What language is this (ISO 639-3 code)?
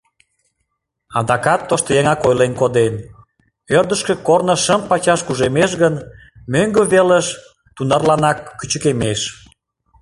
chm